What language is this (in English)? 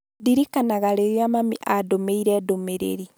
Kikuyu